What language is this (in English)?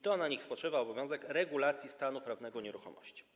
Polish